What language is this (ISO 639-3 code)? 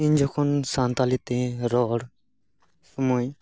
sat